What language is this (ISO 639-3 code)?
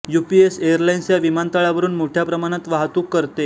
mar